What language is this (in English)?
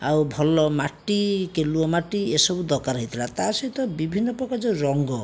Odia